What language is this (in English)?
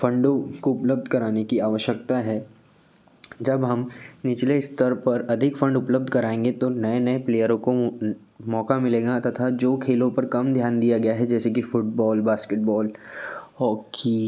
Hindi